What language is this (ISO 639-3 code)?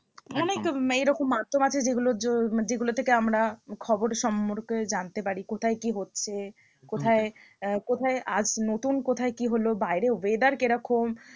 ben